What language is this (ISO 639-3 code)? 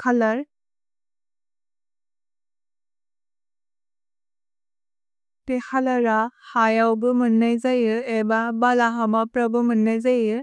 brx